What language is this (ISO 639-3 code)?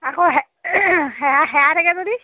asm